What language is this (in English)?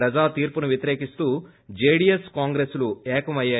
Telugu